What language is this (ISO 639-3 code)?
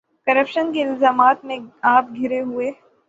urd